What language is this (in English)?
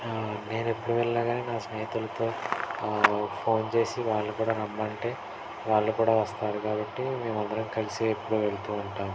Telugu